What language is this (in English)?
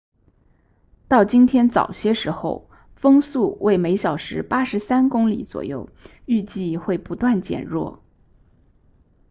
Chinese